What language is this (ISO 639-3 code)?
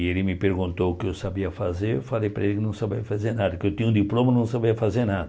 por